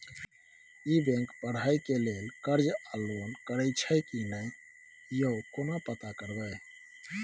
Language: Maithili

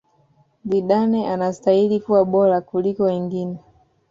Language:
Swahili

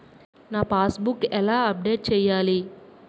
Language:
Telugu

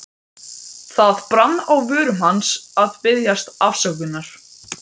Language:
Icelandic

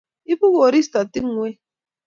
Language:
Kalenjin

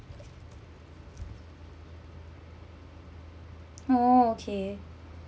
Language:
English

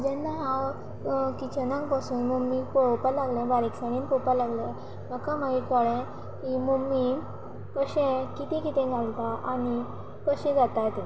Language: Konkani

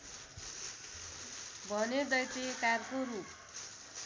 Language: Nepali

